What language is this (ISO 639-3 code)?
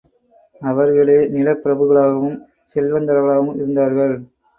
tam